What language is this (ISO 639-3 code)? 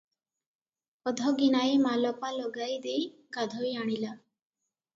ori